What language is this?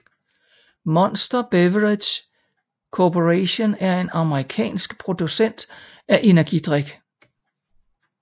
Danish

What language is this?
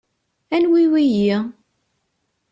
Kabyle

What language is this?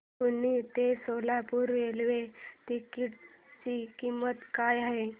Marathi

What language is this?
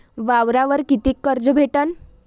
Marathi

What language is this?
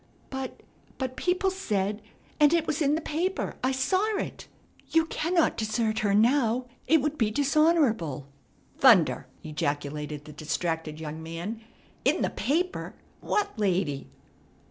English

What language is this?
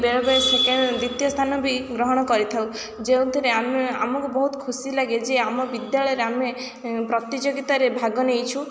Odia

